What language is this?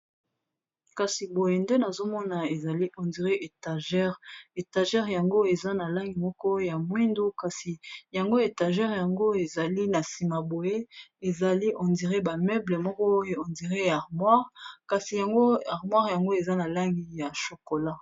Lingala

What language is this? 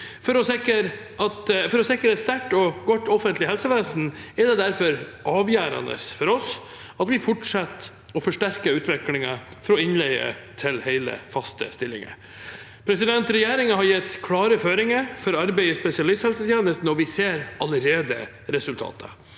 Norwegian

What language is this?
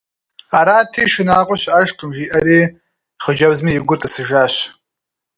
Kabardian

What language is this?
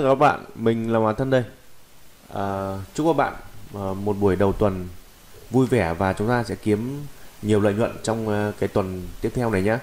Vietnamese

